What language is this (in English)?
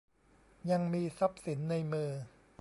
Thai